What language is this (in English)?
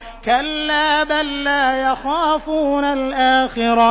Arabic